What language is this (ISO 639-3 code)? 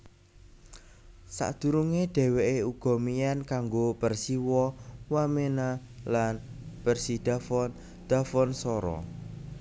jav